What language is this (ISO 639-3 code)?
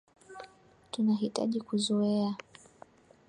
swa